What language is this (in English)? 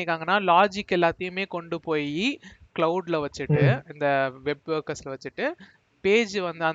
Tamil